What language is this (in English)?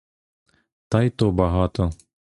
Ukrainian